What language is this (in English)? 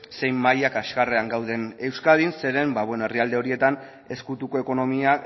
Basque